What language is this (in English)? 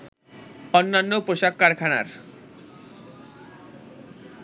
Bangla